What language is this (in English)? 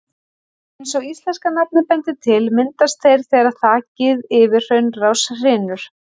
Icelandic